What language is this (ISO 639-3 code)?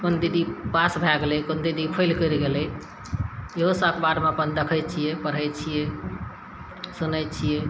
mai